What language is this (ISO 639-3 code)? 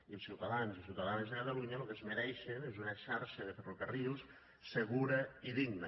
cat